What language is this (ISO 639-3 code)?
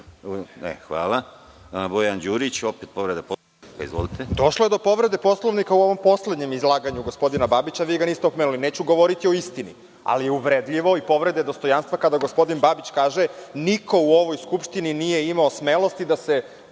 srp